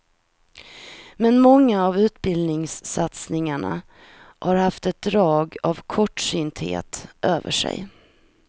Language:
Swedish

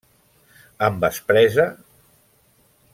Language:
Catalan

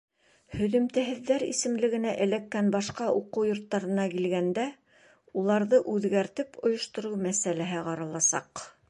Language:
Bashkir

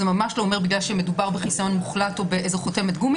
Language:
Hebrew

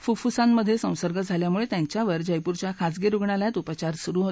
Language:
Marathi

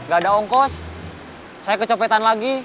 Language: Indonesian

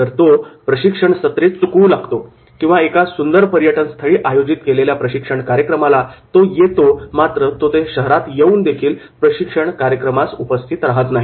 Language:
Marathi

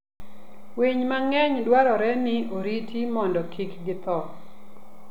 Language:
Luo (Kenya and Tanzania)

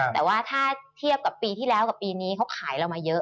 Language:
Thai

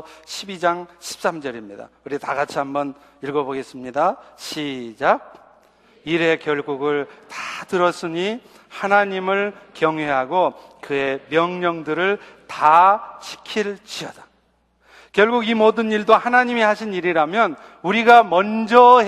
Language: Korean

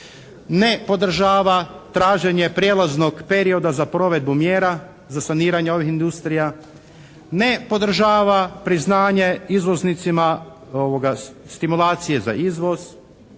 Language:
Croatian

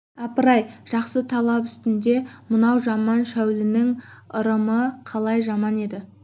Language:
Kazakh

